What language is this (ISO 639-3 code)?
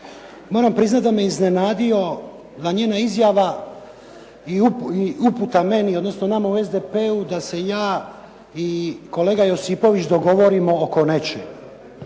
hrv